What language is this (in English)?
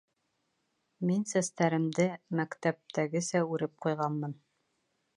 Bashkir